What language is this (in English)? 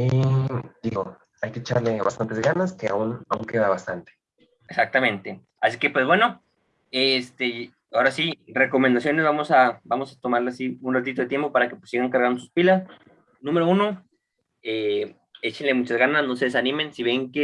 Spanish